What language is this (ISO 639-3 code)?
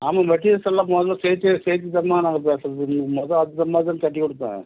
tam